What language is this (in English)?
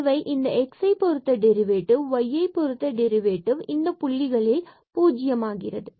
Tamil